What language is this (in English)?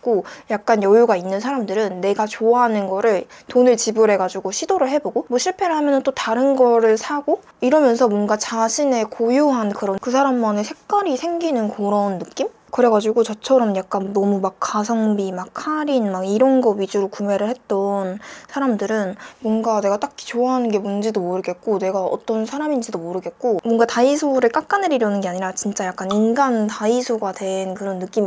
Korean